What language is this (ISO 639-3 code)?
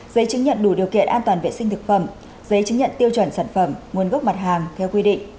vie